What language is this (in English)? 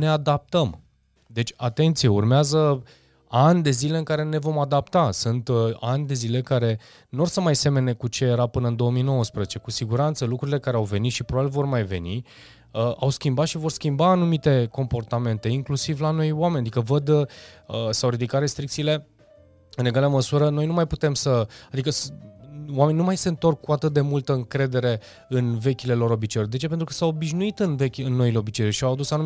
Romanian